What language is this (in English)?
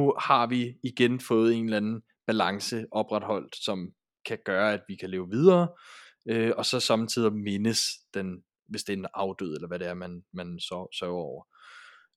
Danish